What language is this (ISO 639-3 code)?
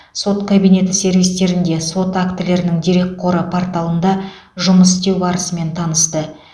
kaz